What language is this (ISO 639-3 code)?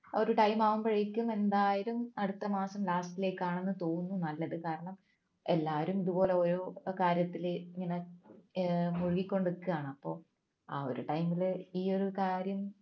mal